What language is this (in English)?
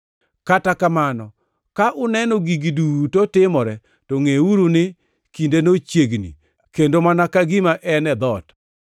Luo (Kenya and Tanzania)